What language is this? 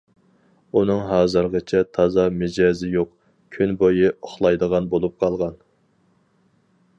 Uyghur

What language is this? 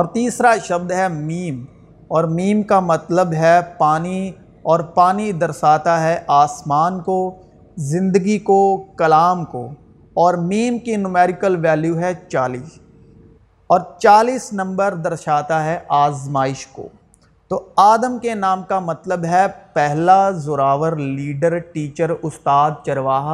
Urdu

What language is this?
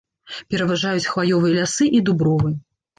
Belarusian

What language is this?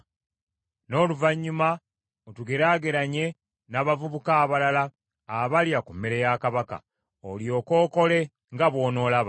Ganda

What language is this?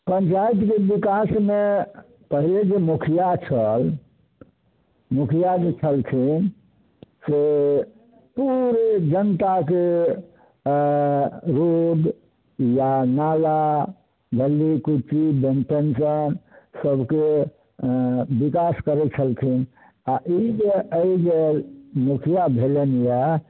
Maithili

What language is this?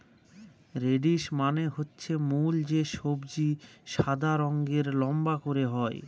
Bangla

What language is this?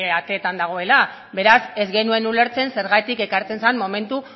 Basque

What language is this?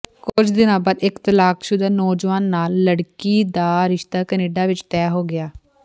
Punjabi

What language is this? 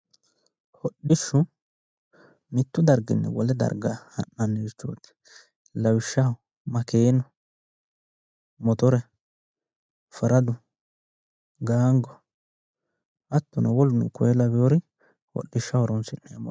Sidamo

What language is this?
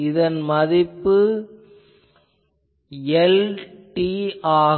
Tamil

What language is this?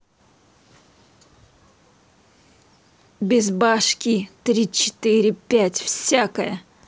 Russian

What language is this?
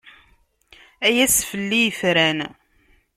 Kabyle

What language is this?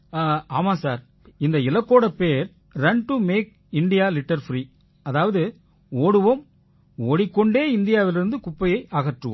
Tamil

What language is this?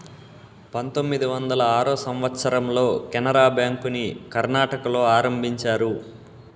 Telugu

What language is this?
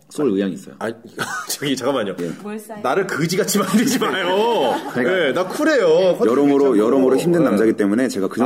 Korean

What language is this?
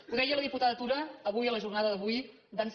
Catalan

